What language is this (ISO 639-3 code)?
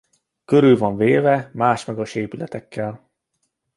hun